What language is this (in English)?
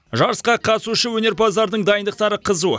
Kazakh